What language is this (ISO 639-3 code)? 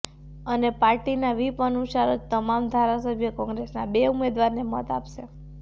guj